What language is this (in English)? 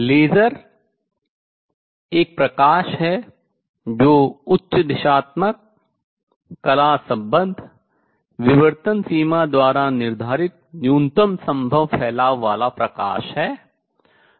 Hindi